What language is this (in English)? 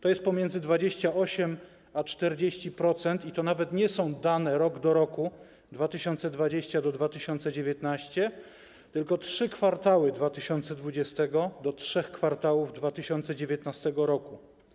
Polish